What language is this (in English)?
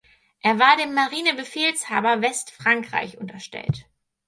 German